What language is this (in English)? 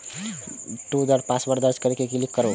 Maithili